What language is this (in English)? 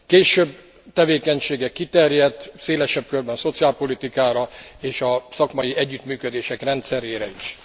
Hungarian